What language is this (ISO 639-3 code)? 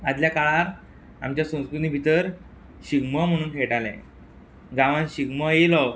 kok